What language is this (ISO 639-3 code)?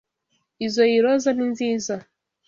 kin